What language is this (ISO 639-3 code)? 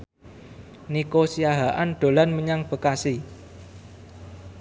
jav